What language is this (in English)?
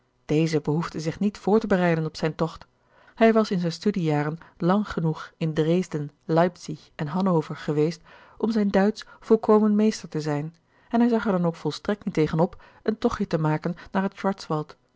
Dutch